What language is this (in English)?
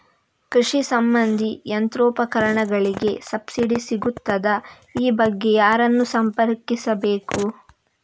Kannada